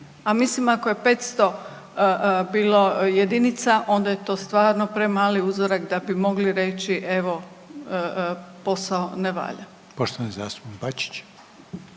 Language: Croatian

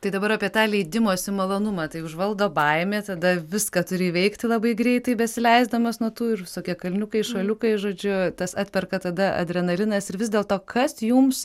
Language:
Lithuanian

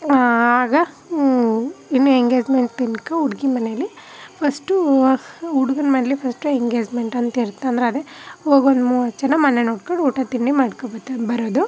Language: Kannada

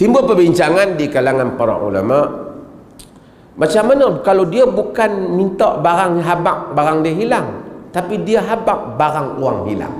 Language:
Malay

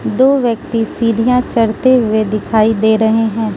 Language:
Hindi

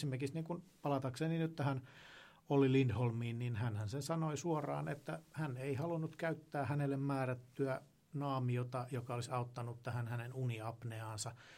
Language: Finnish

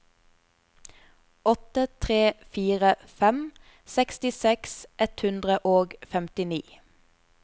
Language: Norwegian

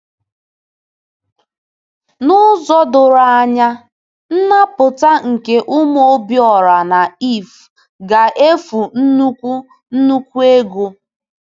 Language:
Igbo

